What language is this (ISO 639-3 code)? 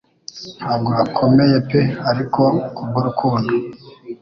kin